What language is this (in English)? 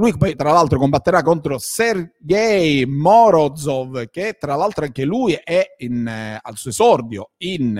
Italian